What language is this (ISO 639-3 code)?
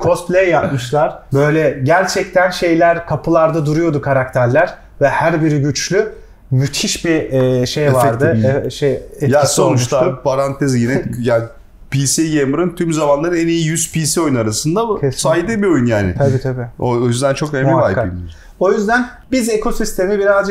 tur